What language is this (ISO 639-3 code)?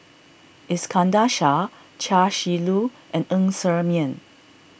eng